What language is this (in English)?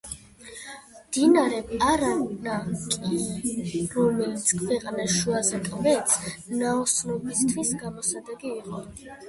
Georgian